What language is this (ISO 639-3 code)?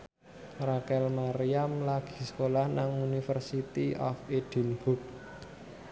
jav